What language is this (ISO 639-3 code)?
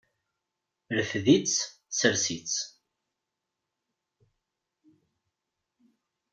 kab